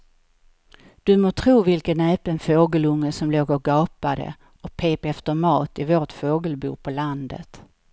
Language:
Swedish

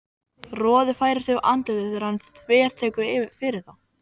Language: Icelandic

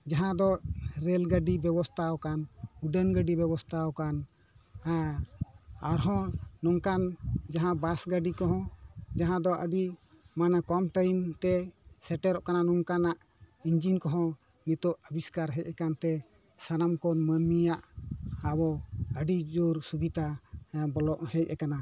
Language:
Santali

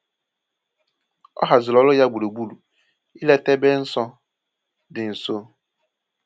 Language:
Igbo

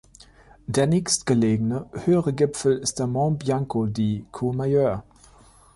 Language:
German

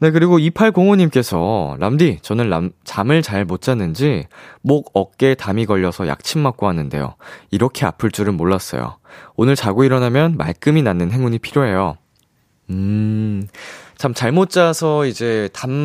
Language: Korean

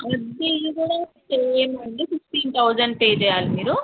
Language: Telugu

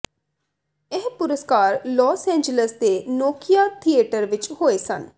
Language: Punjabi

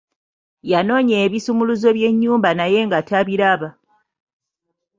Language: Ganda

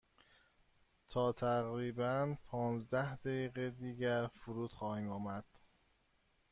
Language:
Persian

